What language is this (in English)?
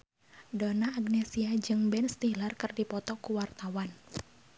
Sundanese